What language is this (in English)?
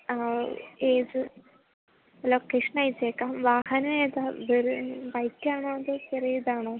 Malayalam